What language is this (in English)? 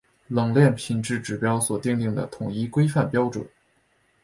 Chinese